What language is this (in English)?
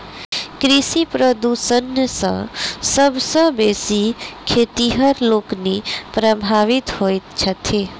Maithili